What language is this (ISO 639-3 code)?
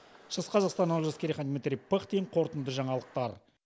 kaz